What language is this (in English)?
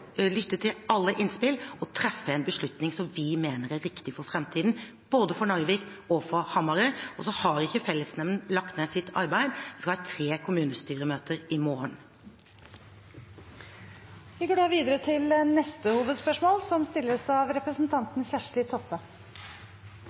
Norwegian